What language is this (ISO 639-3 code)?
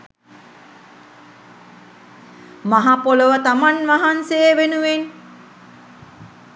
sin